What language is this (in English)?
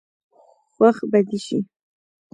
Pashto